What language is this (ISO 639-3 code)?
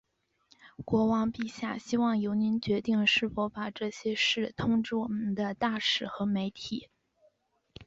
zho